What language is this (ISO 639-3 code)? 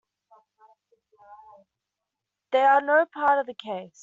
eng